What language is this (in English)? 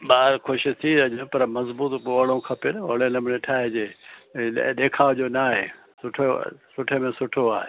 Sindhi